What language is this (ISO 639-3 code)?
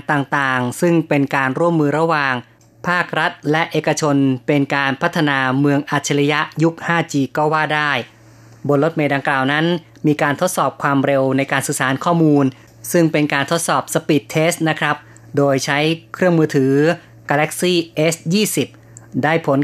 tha